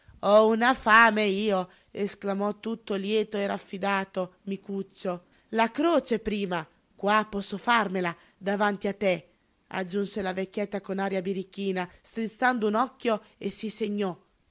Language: Italian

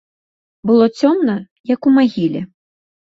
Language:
Belarusian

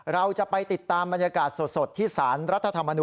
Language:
Thai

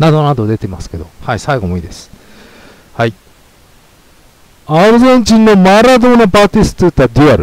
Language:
Japanese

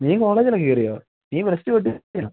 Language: Malayalam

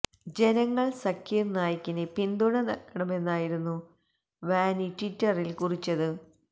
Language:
Malayalam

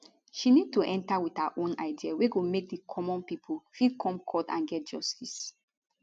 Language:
Nigerian Pidgin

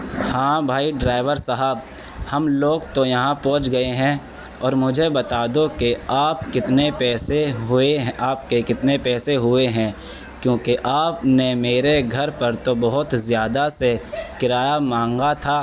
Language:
Urdu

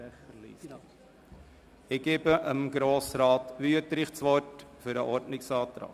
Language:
Swiss German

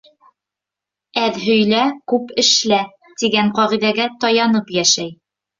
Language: Bashkir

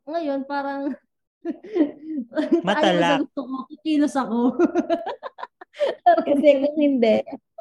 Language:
Filipino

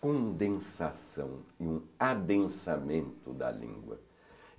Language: Portuguese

